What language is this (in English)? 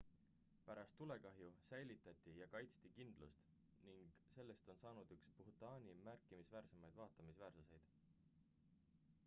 Estonian